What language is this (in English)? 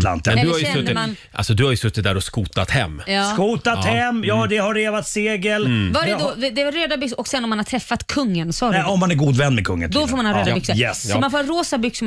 Swedish